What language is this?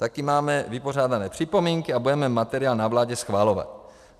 Czech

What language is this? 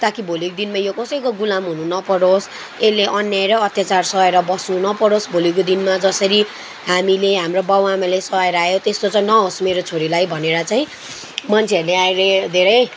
Nepali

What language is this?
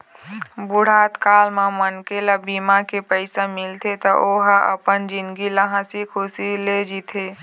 Chhattisgarhi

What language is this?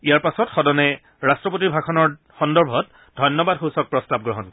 Assamese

